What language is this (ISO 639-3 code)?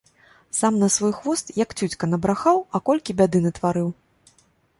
bel